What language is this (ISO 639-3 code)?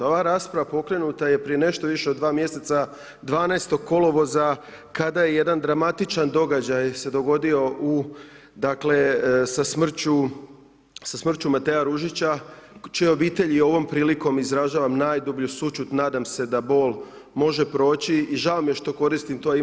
hrv